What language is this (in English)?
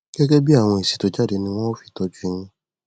Yoruba